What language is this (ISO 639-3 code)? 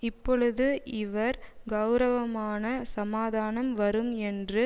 tam